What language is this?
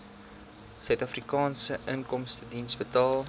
Afrikaans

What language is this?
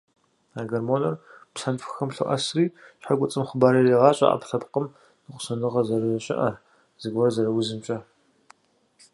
Kabardian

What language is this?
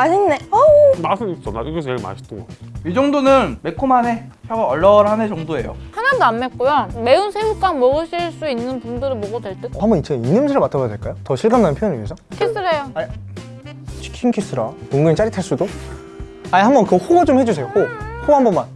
Korean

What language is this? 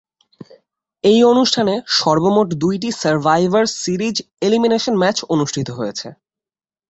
Bangla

